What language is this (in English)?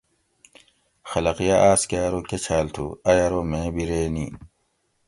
Gawri